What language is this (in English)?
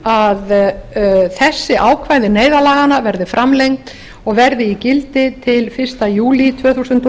Icelandic